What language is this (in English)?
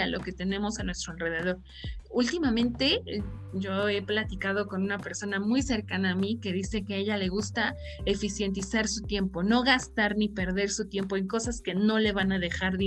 Spanish